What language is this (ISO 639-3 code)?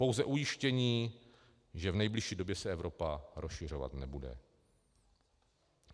ces